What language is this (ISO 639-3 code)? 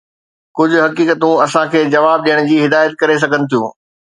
snd